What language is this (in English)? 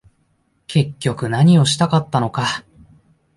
Japanese